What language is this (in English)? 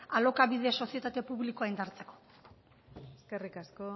Basque